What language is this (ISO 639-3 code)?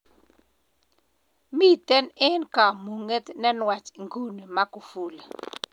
kln